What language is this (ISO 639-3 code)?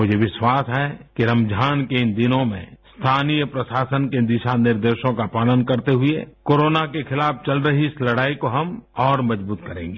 hin